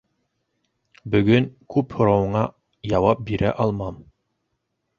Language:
Bashkir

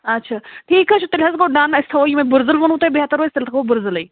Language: Kashmiri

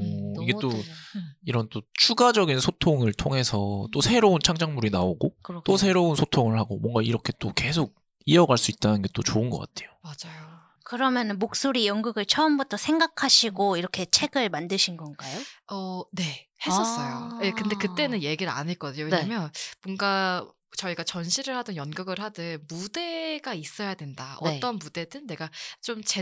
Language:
Korean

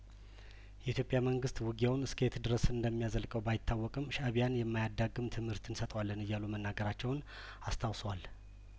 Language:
Amharic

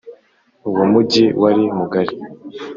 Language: Kinyarwanda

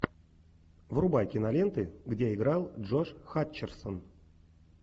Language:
Russian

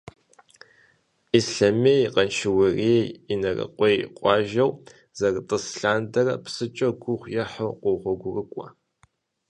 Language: Kabardian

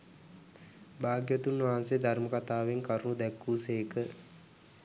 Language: Sinhala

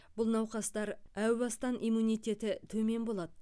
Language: Kazakh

